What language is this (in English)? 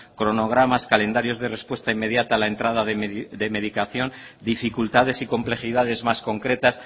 Spanish